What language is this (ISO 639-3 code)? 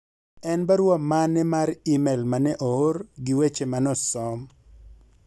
luo